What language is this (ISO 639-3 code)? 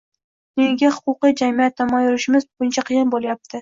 uzb